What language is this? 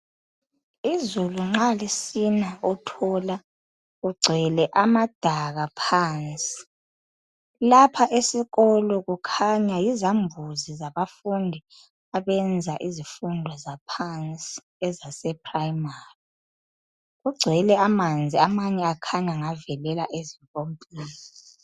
North Ndebele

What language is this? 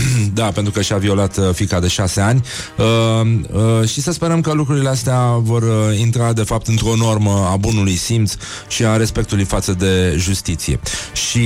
Romanian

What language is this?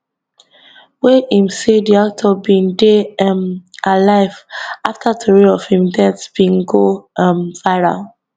Nigerian Pidgin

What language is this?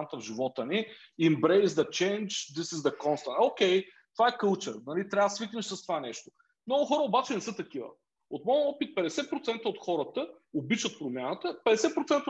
Bulgarian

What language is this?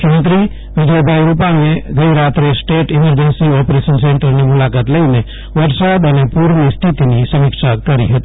Gujarati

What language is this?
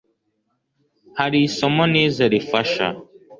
Kinyarwanda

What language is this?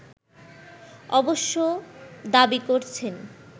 Bangla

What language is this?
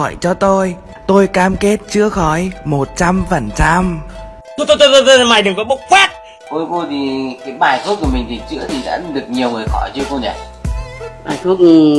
Vietnamese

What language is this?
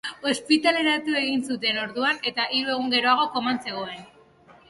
Basque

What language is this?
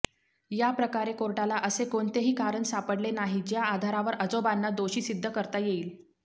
Marathi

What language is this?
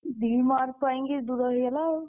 Odia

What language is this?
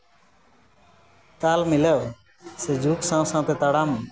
Santali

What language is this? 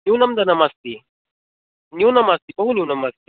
Sanskrit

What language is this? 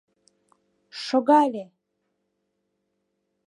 Mari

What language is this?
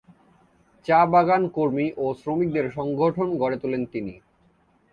Bangla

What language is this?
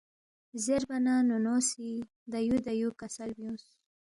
Balti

